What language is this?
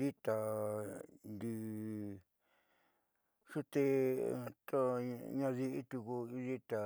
Southeastern Nochixtlán Mixtec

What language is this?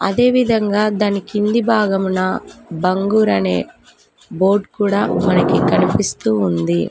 Telugu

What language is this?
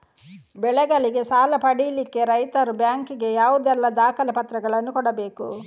Kannada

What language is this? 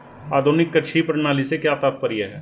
Hindi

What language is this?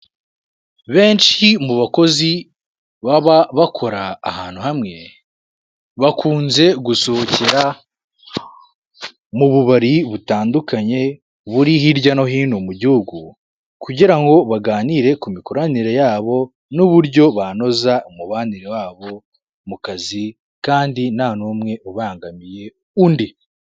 Kinyarwanda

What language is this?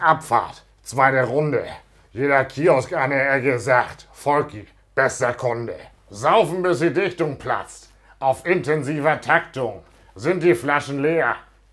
German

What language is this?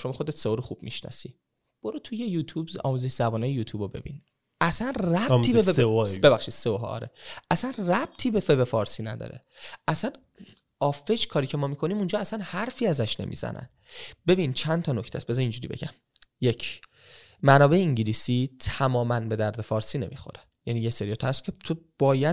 Persian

